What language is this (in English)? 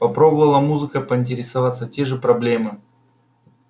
Russian